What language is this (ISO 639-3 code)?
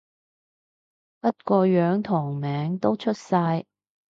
yue